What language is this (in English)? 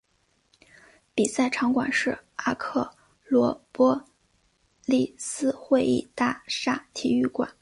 Chinese